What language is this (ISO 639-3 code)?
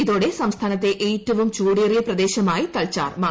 mal